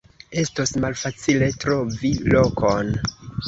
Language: Esperanto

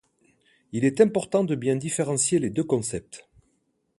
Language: French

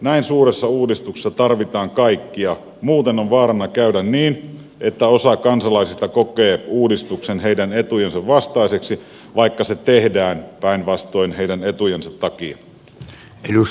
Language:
Finnish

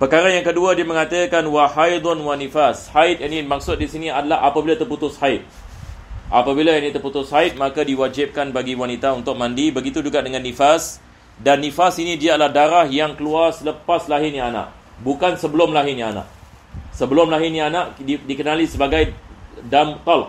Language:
Malay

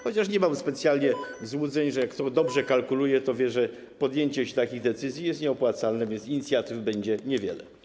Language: Polish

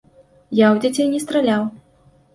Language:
Belarusian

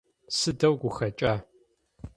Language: Adyghe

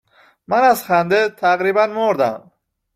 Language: Persian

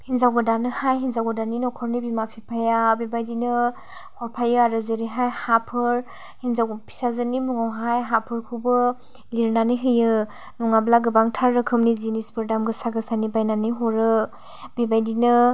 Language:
Bodo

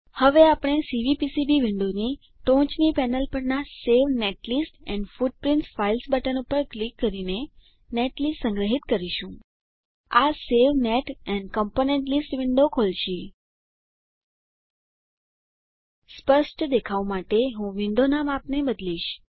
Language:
Gujarati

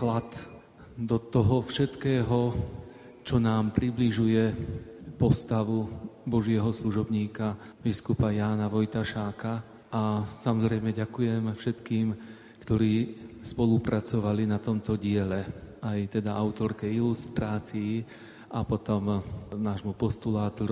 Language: Slovak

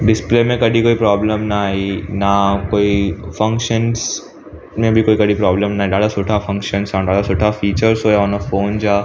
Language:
Sindhi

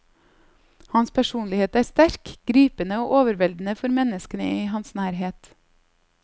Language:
Norwegian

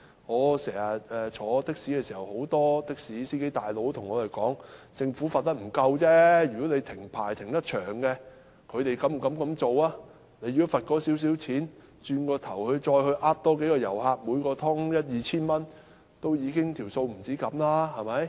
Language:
Cantonese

